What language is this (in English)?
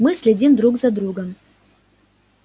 Russian